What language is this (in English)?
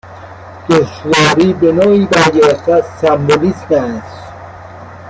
Persian